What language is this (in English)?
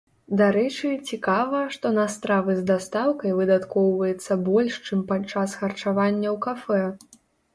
Belarusian